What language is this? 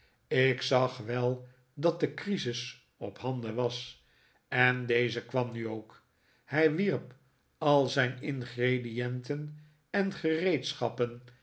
Dutch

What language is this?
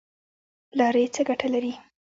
Pashto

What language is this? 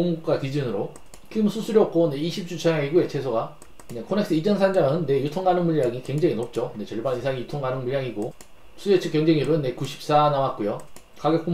Korean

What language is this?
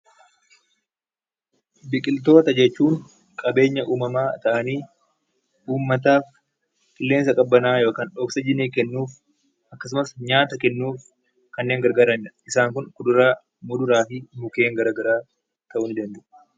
Oromo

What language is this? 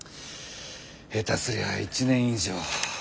Japanese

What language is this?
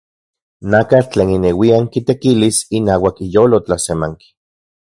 Central Puebla Nahuatl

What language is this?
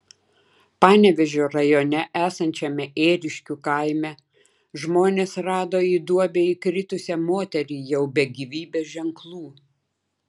Lithuanian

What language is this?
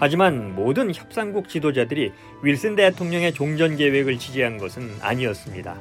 Korean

